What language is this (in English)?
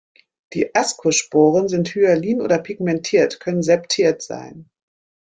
German